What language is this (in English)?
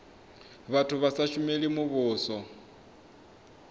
Venda